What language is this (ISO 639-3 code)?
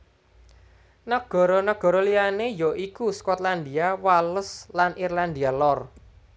jav